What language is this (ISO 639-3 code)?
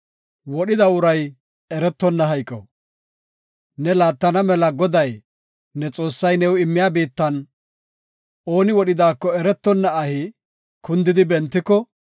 gof